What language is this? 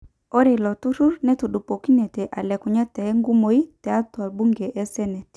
Masai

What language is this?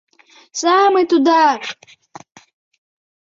Mari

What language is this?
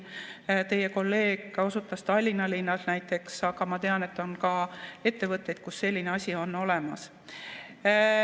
Estonian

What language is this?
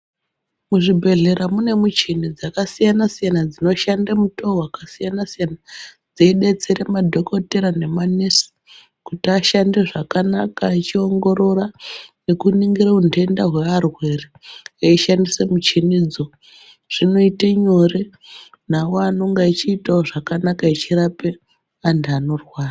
Ndau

